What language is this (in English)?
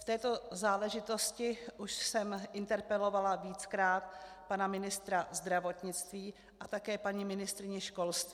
Czech